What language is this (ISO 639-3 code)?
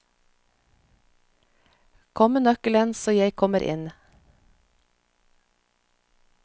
nor